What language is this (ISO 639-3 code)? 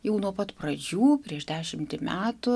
lit